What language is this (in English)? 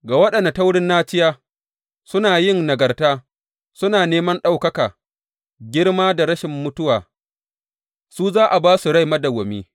Hausa